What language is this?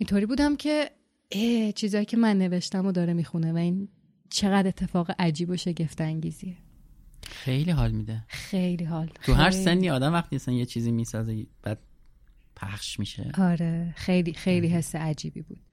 Persian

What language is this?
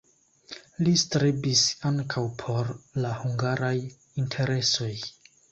Esperanto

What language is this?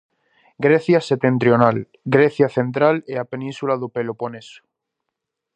Galician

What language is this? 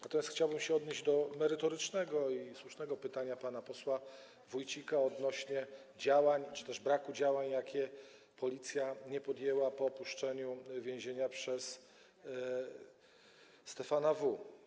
Polish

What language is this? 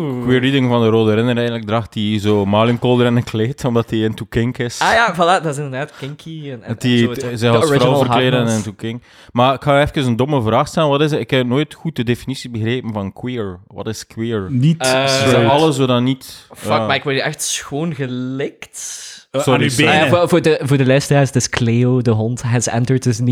Dutch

